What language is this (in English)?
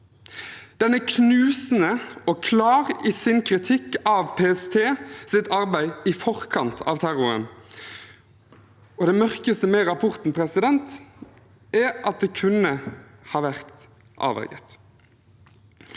Norwegian